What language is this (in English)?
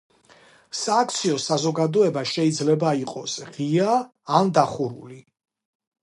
Georgian